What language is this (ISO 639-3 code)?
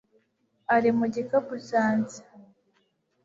kin